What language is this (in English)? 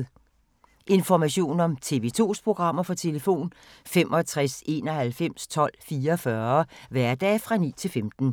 Danish